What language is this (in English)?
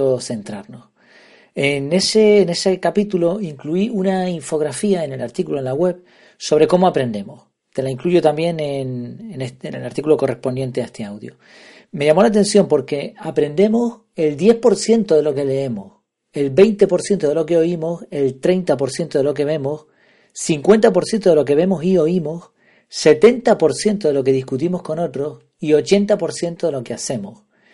Spanish